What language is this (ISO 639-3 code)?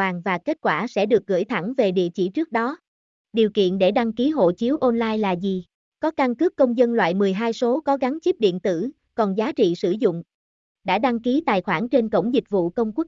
vie